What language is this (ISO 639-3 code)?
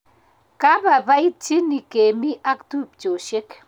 kln